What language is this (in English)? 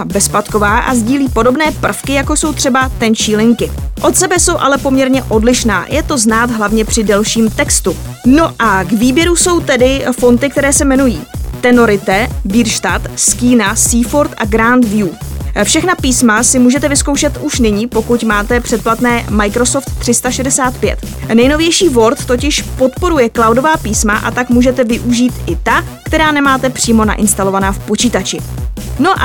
Czech